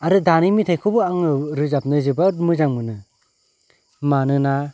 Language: Bodo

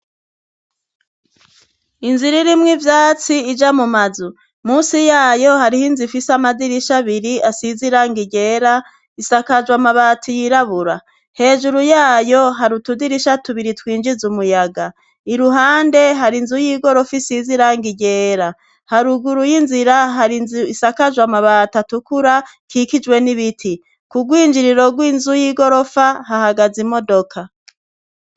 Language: Rundi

